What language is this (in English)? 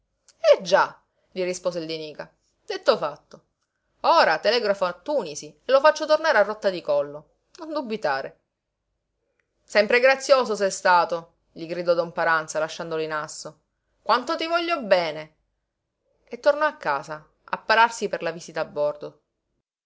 Italian